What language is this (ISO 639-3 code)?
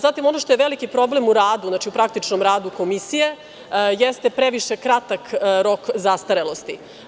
srp